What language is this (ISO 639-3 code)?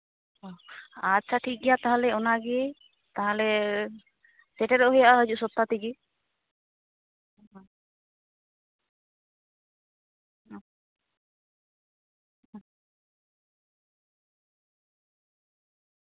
sat